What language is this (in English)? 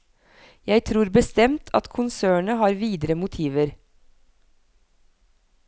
Norwegian